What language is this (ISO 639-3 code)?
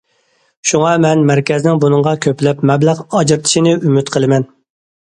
uig